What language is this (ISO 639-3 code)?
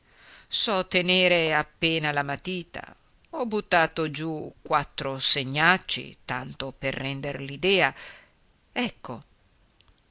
ita